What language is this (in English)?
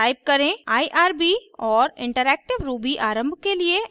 Hindi